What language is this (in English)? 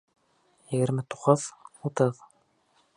Bashkir